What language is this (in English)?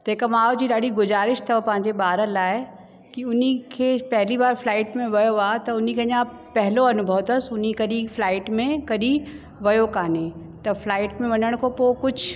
Sindhi